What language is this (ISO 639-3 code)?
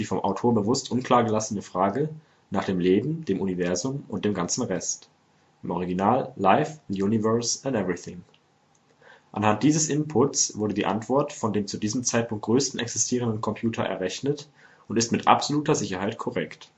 deu